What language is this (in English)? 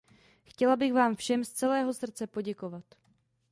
Czech